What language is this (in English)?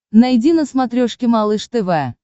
Russian